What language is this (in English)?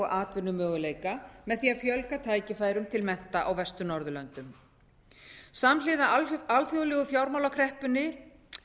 Icelandic